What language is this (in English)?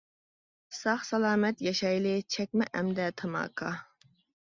Uyghur